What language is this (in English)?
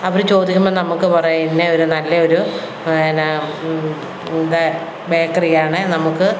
Malayalam